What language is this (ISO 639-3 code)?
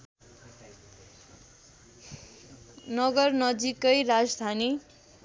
nep